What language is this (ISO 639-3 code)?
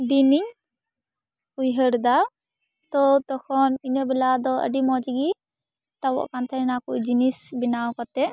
sat